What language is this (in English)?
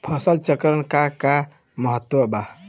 Bhojpuri